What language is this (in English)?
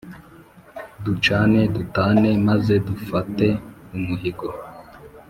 Kinyarwanda